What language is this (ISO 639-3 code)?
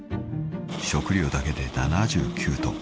jpn